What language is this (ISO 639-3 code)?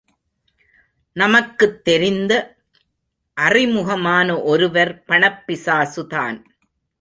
tam